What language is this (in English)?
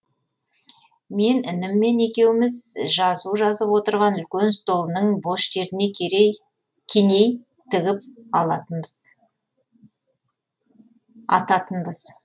Kazakh